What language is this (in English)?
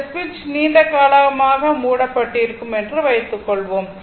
Tamil